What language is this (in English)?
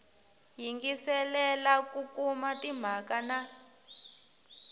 Tsonga